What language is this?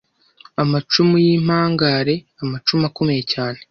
Kinyarwanda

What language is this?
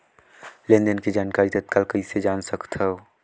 Chhattisgarhi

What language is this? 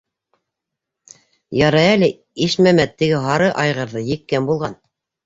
Bashkir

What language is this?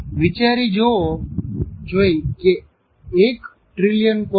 Gujarati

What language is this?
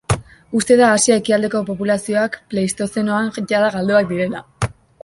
Basque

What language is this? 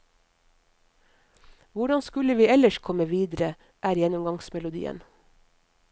Norwegian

